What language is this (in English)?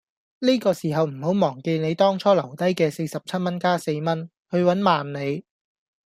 Cantonese